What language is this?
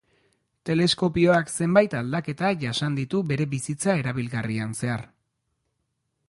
Basque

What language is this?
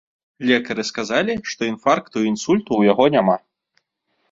Belarusian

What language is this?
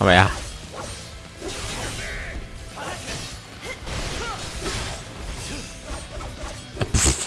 German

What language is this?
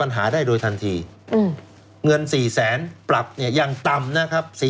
Thai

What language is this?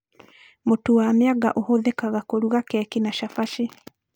Kikuyu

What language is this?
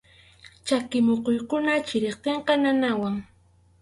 Arequipa-La Unión Quechua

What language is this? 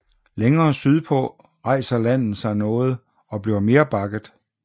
Danish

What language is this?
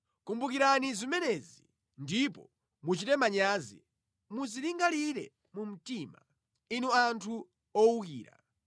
Nyanja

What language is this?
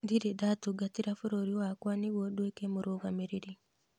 Kikuyu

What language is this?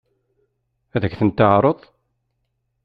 Kabyle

